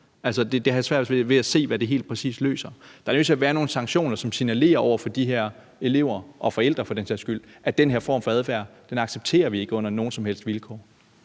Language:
Danish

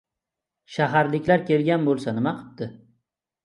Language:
Uzbek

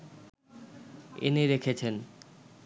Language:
Bangla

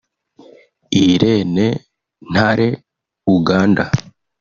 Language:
Kinyarwanda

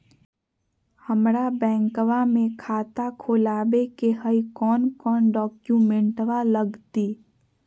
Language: Magahi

